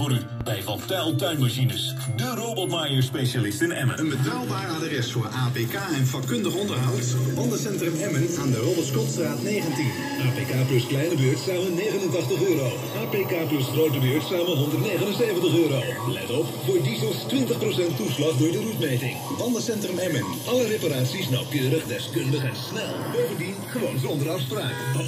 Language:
Dutch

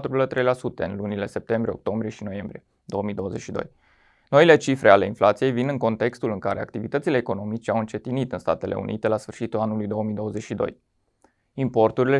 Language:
Romanian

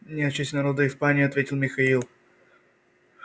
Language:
Russian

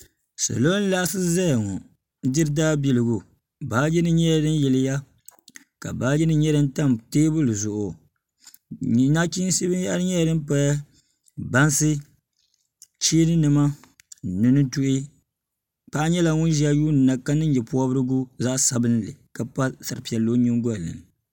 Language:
Dagbani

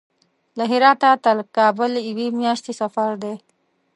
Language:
Pashto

